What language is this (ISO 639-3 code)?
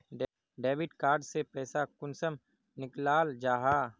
mag